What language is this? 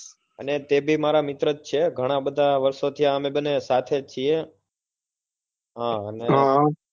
Gujarati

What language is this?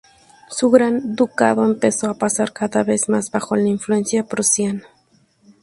Spanish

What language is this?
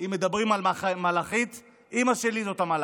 Hebrew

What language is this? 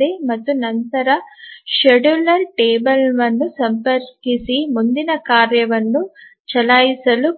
Kannada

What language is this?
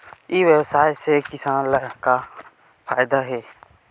Chhattisgarhi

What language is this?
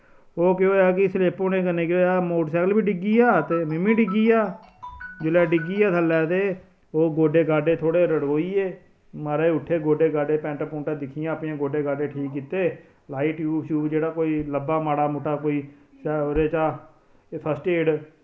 Dogri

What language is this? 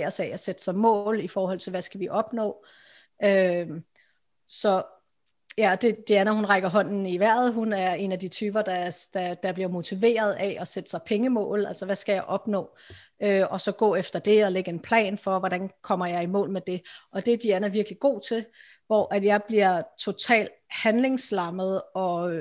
Danish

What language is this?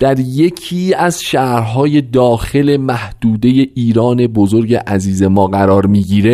Persian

